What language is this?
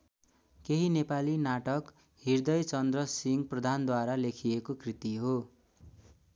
Nepali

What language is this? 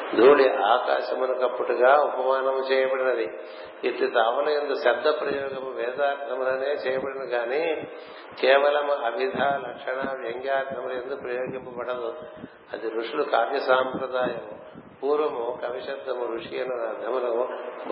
Telugu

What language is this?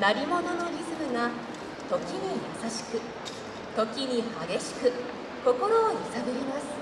Japanese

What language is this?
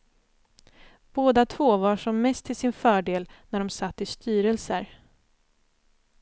Swedish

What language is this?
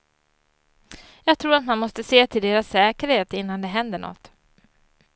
Swedish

